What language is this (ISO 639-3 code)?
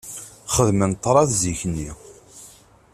kab